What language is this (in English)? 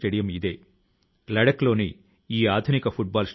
Telugu